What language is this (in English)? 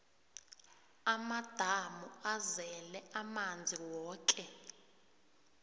South Ndebele